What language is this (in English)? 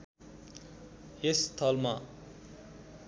Nepali